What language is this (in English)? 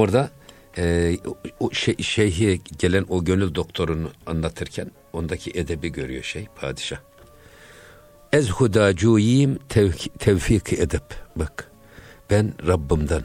Turkish